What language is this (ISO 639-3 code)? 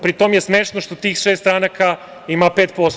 srp